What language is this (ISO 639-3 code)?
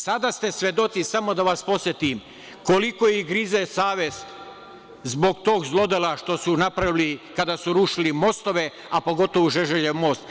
srp